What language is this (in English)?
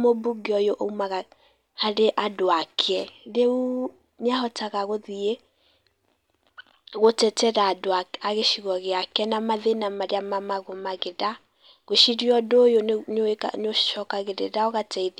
Kikuyu